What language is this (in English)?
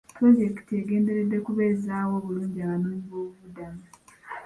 Ganda